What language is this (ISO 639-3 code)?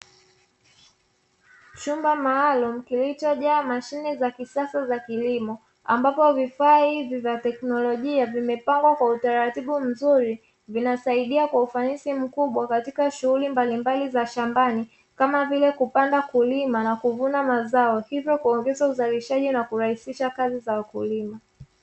swa